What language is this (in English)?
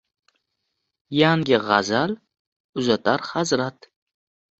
Uzbek